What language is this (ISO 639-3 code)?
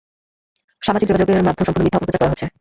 ben